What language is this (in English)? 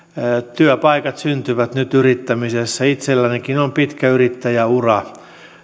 Finnish